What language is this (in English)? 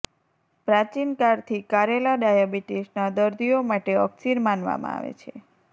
Gujarati